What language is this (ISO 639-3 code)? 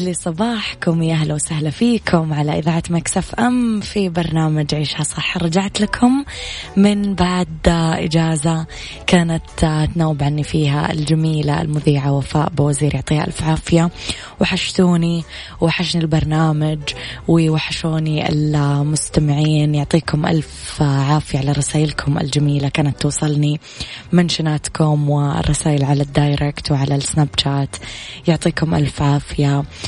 ara